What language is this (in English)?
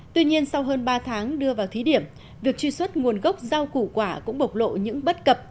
Vietnamese